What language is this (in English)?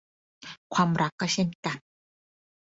Thai